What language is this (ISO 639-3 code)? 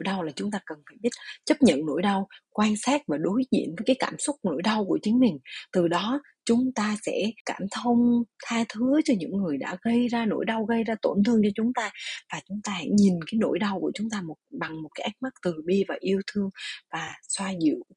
vie